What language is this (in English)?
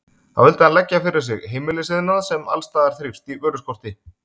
Icelandic